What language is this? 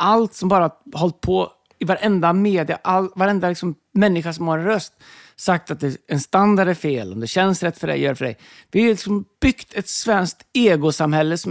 Swedish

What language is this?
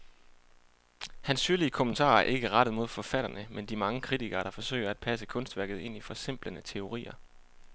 Danish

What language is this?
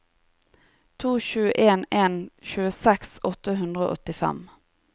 Norwegian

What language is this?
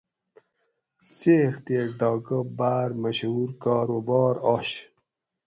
Gawri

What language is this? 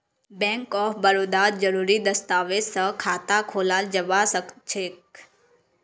Magahi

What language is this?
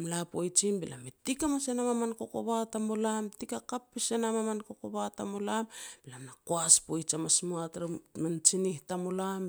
Petats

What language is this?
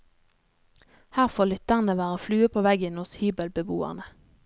Norwegian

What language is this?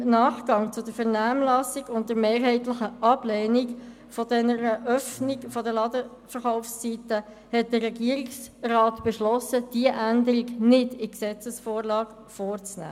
Swiss German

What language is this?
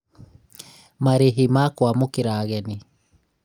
Kikuyu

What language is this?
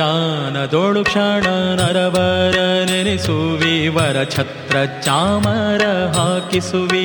Kannada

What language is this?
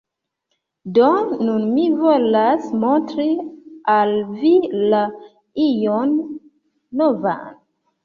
Esperanto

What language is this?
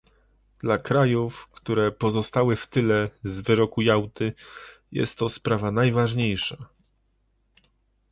Polish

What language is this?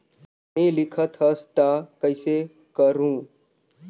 Chhattisgarhi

